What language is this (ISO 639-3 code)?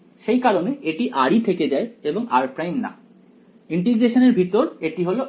ben